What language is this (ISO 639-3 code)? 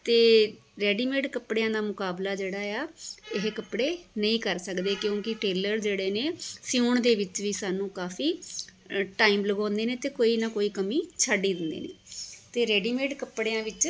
pan